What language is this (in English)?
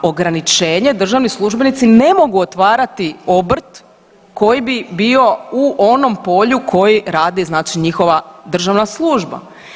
Croatian